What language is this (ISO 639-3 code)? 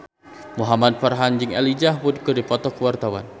sun